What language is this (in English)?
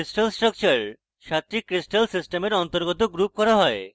Bangla